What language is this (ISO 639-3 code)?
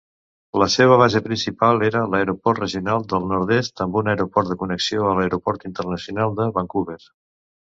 cat